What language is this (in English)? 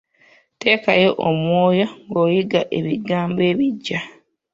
Ganda